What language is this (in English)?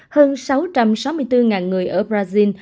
Vietnamese